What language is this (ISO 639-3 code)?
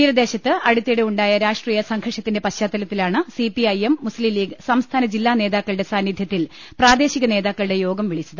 mal